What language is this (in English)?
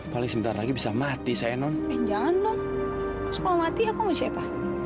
Indonesian